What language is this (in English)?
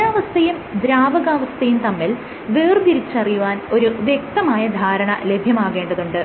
Malayalam